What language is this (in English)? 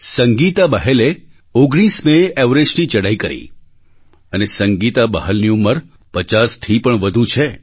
Gujarati